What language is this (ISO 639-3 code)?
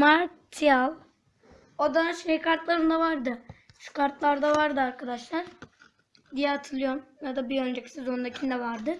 tur